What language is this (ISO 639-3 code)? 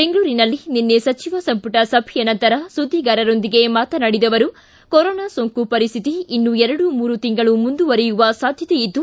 kan